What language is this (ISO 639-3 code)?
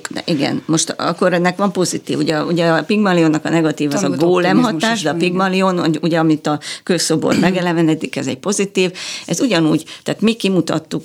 hun